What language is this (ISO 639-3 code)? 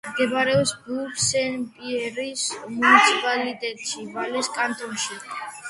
kat